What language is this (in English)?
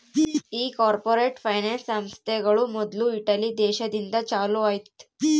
Kannada